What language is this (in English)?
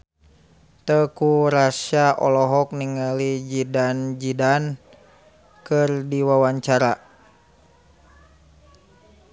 Sundanese